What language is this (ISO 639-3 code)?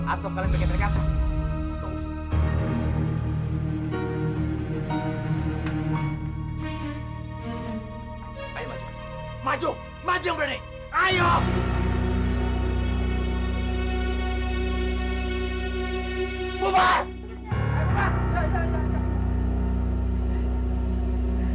ind